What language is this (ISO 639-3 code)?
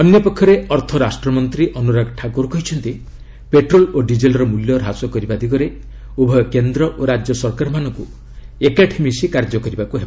ori